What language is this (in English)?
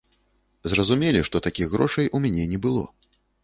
Belarusian